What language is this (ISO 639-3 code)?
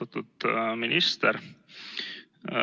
est